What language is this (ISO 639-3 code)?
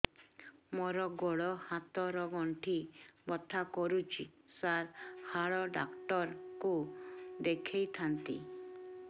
ori